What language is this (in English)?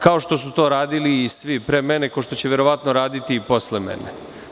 Serbian